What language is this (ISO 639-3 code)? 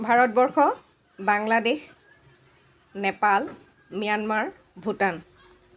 asm